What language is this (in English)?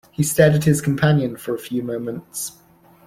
English